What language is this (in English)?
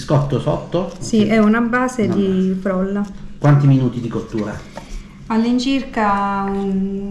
Italian